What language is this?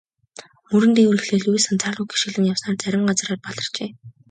Mongolian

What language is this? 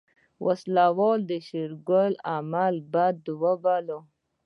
Pashto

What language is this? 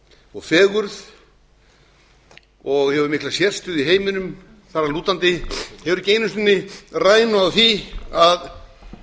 Icelandic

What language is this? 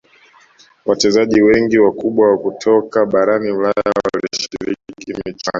Swahili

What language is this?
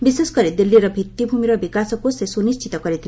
Odia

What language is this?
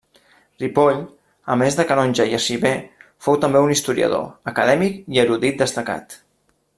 Catalan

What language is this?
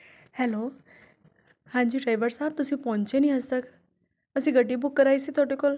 Punjabi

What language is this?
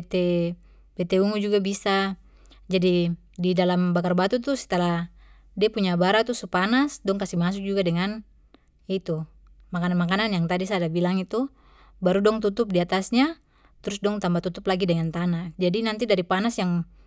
Papuan Malay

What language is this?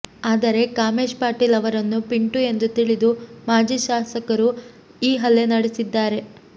Kannada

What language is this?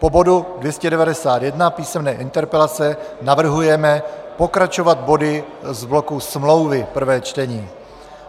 Czech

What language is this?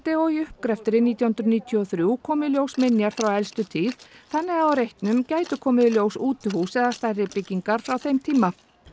Icelandic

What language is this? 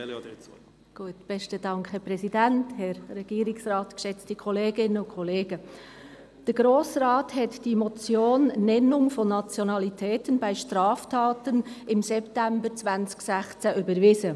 Swiss German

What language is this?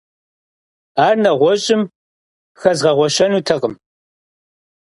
Kabardian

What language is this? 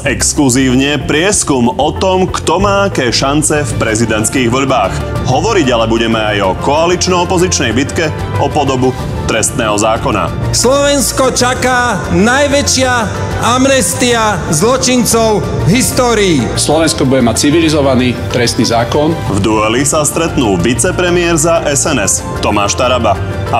Slovak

